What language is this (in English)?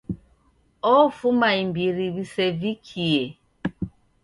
Taita